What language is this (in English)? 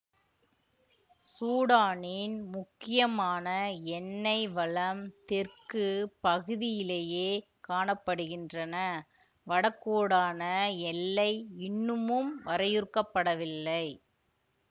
Tamil